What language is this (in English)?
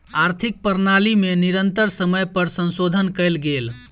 Maithili